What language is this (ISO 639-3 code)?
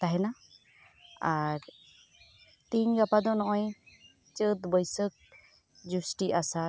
sat